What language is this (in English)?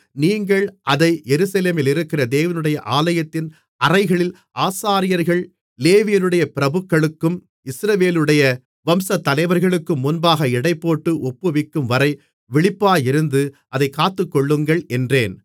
Tamil